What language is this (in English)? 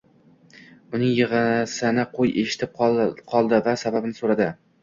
Uzbek